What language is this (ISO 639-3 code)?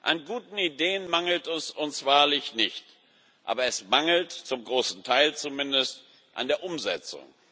deu